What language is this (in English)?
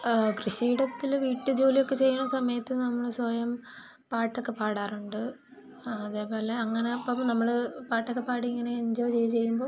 Malayalam